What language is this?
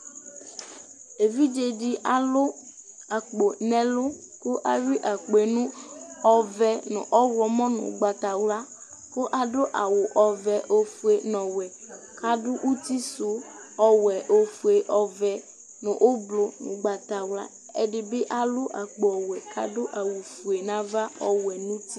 Ikposo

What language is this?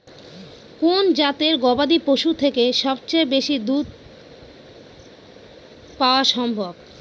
Bangla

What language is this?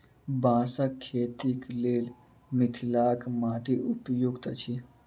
Maithili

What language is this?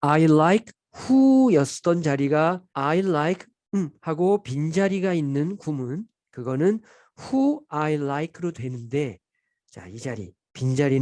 Korean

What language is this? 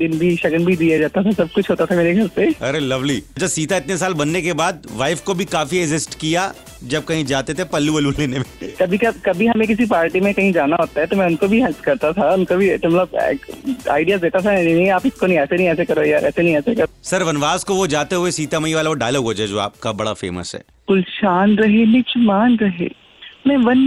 Punjabi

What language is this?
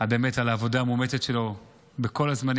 Hebrew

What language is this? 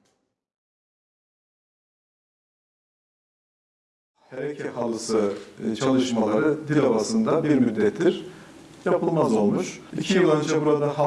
Turkish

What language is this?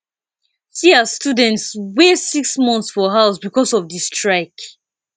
Nigerian Pidgin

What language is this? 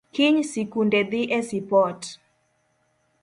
Luo (Kenya and Tanzania)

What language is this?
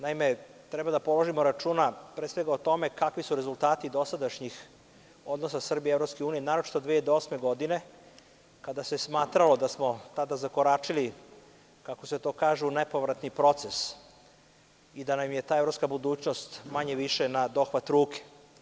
Serbian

